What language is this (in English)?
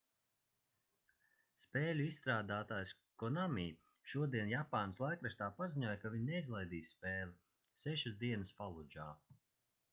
Latvian